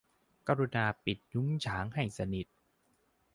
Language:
Thai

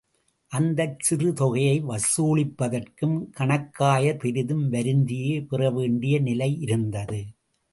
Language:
Tamil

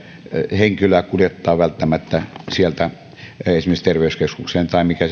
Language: Finnish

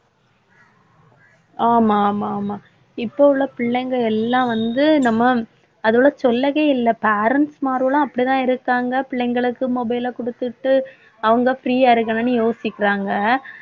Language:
Tamil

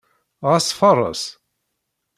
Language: Kabyle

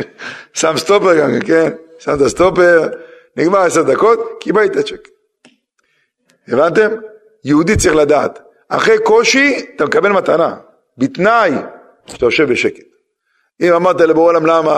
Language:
Hebrew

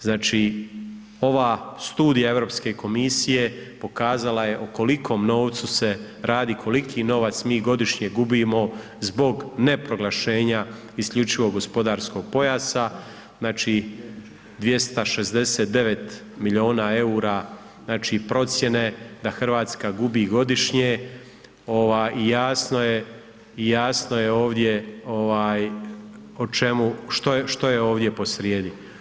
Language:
Croatian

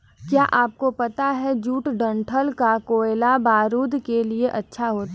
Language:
Hindi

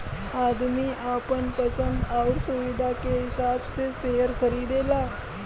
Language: Bhojpuri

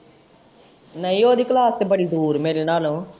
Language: Punjabi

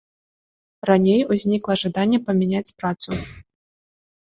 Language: Belarusian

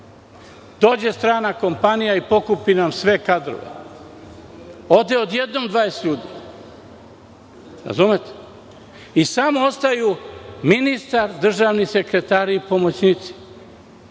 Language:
Serbian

